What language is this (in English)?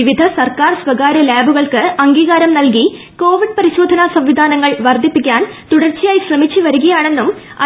Malayalam